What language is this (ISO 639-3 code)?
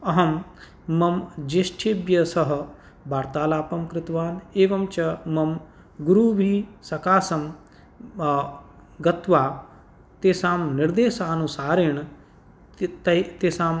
san